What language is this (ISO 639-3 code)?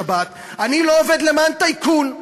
heb